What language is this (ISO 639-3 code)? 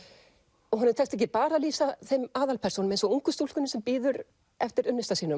isl